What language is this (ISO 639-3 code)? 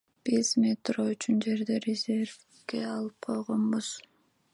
kir